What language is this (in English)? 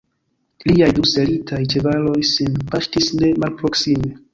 Esperanto